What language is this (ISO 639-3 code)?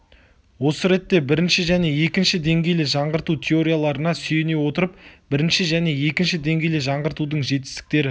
kaz